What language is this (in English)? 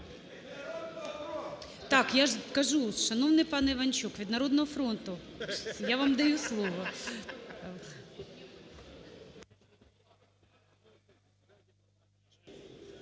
Ukrainian